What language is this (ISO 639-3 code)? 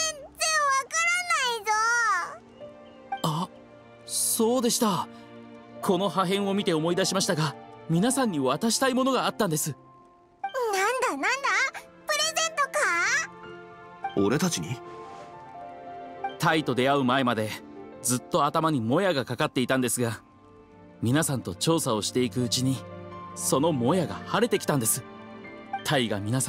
jpn